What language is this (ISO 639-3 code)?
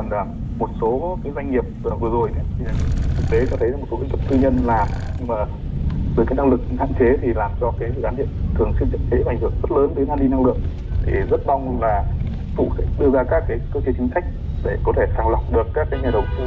vie